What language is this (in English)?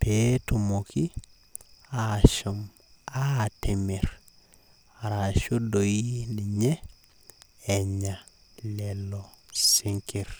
Masai